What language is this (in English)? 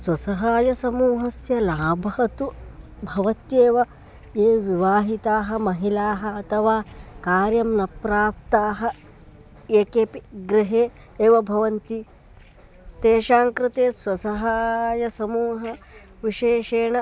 Sanskrit